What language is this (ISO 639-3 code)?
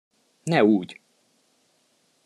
hun